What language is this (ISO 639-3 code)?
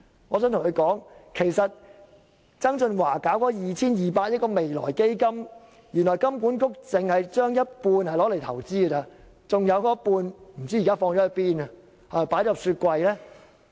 yue